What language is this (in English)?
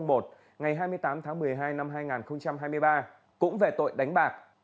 Vietnamese